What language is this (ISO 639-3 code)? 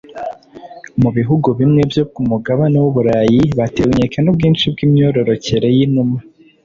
kin